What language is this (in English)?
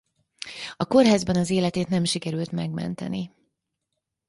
Hungarian